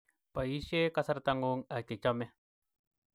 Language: Kalenjin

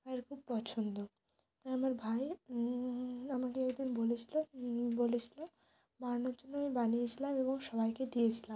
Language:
Bangla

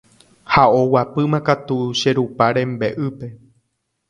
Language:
Guarani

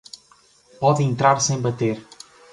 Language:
Portuguese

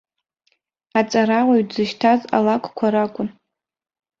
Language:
Abkhazian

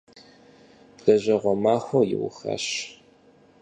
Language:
Kabardian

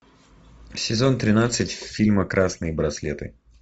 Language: Russian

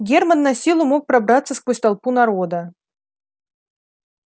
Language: Russian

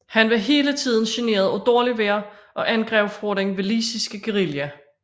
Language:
Danish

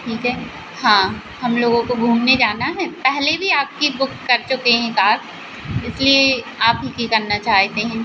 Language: Hindi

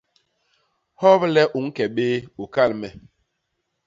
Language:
Basaa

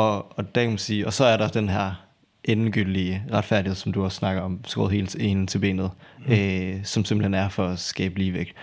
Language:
Danish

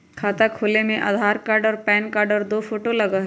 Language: Magahi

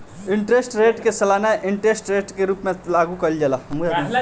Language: Bhojpuri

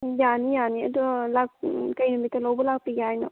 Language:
Manipuri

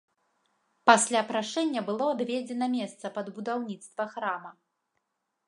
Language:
Belarusian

